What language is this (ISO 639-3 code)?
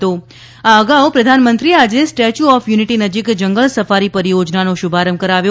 guj